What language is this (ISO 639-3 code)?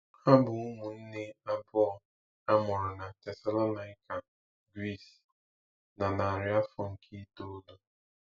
ibo